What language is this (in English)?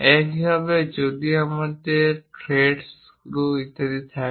Bangla